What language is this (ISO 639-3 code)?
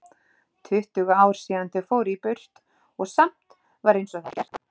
isl